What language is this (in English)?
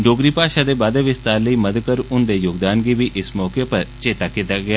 Dogri